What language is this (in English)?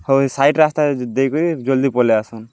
Odia